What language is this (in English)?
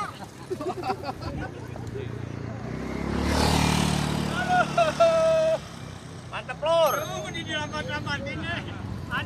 Indonesian